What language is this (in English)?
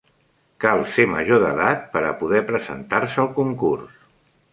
Catalan